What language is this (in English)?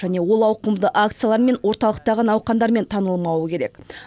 Kazakh